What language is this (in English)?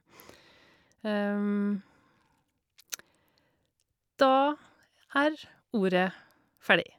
Norwegian